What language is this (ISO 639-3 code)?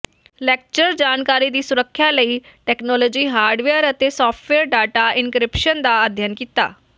pan